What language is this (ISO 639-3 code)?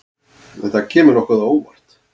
isl